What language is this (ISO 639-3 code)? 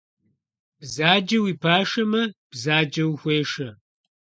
kbd